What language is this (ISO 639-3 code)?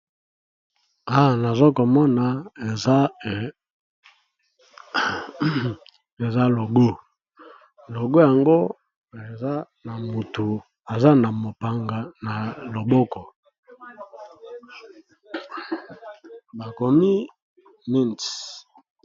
lin